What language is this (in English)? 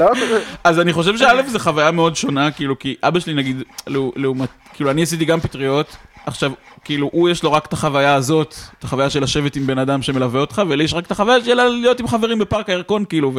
Hebrew